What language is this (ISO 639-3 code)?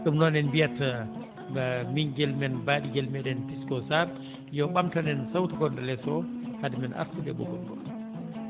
ful